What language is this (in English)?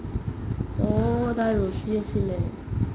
Assamese